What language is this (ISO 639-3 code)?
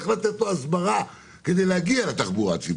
heb